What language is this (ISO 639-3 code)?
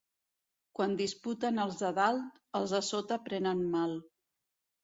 cat